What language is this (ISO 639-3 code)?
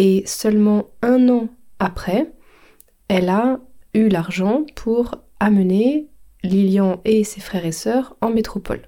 fra